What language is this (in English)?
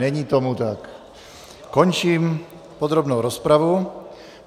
Czech